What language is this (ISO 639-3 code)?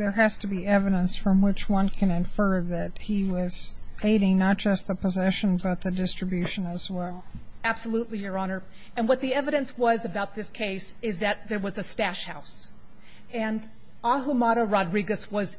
eng